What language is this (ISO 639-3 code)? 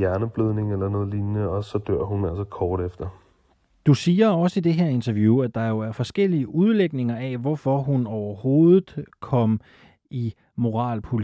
dan